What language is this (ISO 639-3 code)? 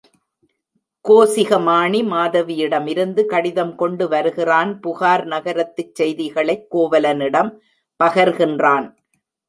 tam